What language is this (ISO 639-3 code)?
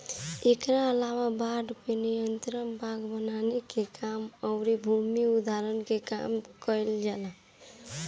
bho